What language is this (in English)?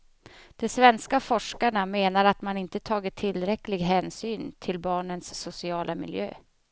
Swedish